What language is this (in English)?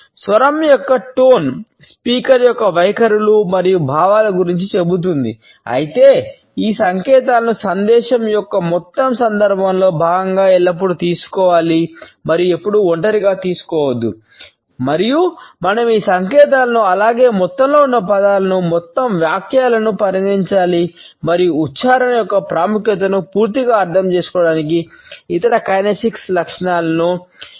Telugu